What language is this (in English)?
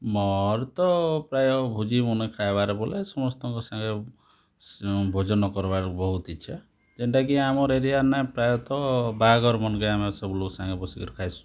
Odia